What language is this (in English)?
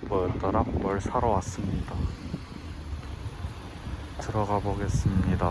Korean